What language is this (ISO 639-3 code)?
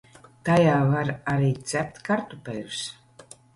lav